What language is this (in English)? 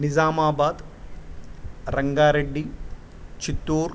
Sanskrit